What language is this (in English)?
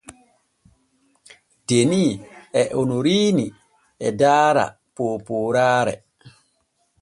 Borgu Fulfulde